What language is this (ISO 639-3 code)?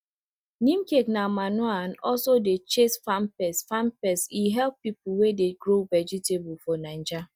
pcm